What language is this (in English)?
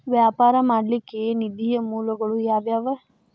Kannada